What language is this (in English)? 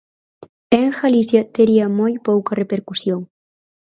Galician